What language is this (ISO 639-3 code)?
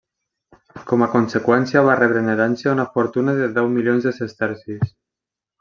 cat